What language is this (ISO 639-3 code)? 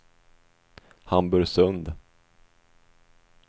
swe